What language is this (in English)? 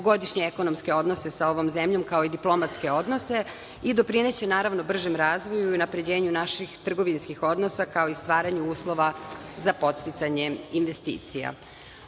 Serbian